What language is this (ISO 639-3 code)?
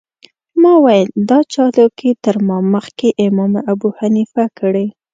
pus